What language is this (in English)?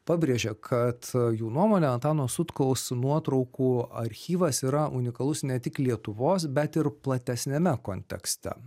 Lithuanian